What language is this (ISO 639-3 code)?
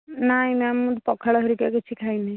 ori